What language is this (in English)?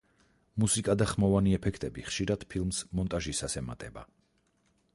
Georgian